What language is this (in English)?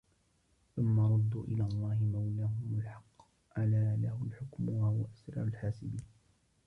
Arabic